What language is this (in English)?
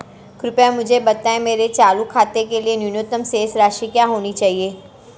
Hindi